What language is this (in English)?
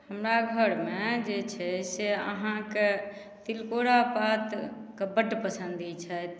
Maithili